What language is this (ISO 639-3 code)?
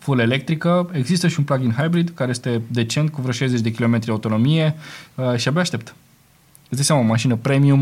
ron